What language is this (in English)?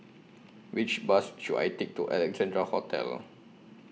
English